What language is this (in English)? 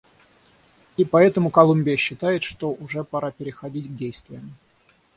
Russian